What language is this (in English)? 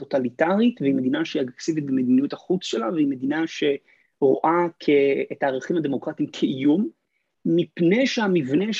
Hebrew